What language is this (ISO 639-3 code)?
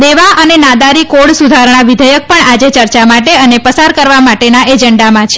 guj